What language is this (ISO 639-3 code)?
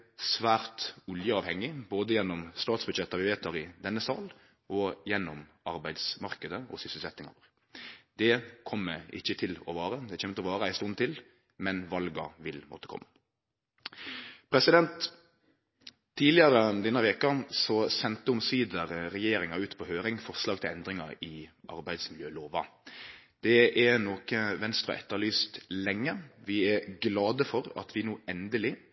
nno